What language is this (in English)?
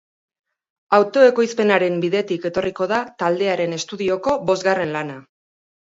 Basque